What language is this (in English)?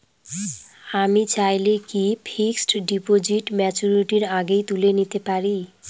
Bangla